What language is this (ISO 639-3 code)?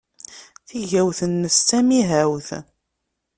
kab